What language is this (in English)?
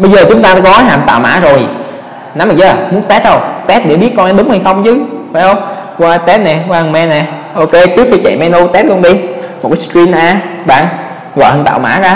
Vietnamese